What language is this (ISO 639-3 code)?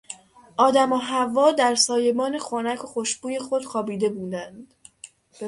fas